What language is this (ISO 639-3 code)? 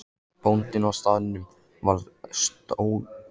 isl